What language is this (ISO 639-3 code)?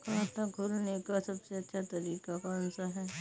hin